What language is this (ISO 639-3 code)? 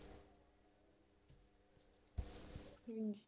pan